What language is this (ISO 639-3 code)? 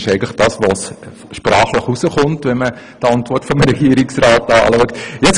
gsw